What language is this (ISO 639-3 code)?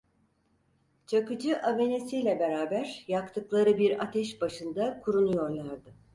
tur